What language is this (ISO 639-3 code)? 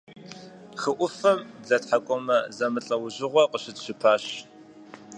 kbd